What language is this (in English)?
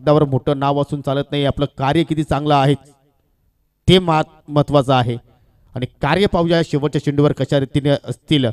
Hindi